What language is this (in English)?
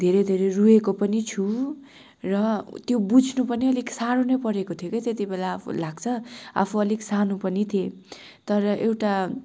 Nepali